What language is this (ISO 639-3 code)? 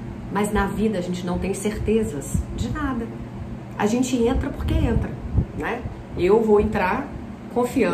por